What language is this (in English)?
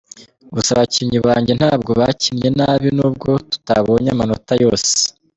Kinyarwanda